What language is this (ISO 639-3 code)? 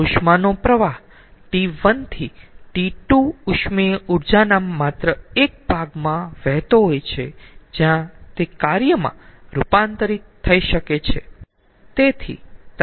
guj